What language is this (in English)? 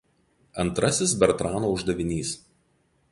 Lithuanian